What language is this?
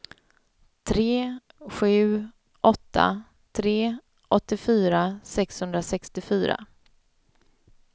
Swedish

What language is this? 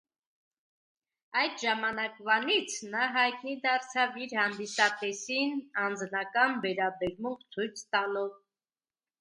Armenian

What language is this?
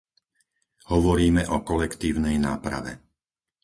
Slovak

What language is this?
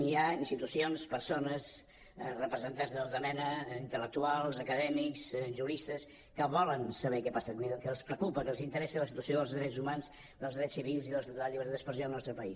Catalan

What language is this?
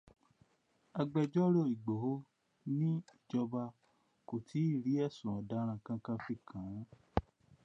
Yoruba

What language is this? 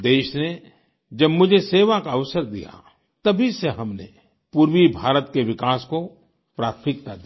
Hindi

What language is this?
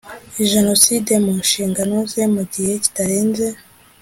Kinyarwanda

